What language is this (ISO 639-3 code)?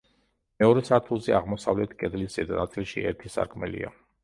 kat